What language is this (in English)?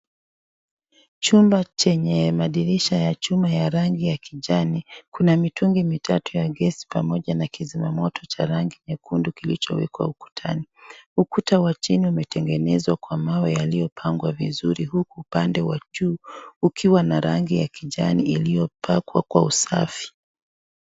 Swahili